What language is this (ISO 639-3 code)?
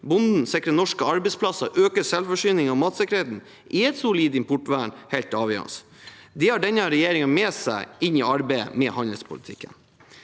nor